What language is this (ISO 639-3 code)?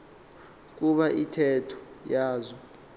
xho